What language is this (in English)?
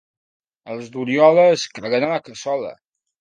Catalan